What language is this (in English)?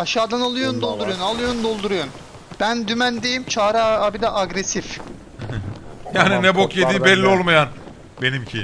Turkish